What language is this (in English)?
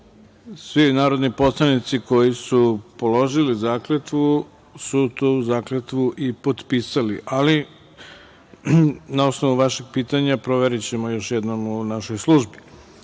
Serbian